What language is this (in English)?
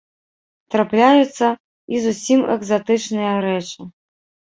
Belarusian